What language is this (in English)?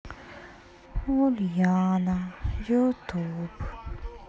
Russian